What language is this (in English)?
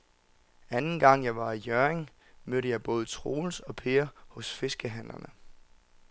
Danish